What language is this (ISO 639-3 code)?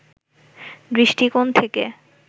ben